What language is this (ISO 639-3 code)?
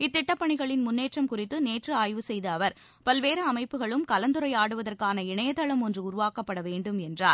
tam